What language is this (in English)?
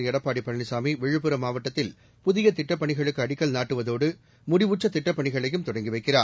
Tamil